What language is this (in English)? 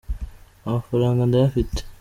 Kinyarwanda